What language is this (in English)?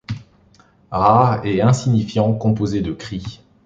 French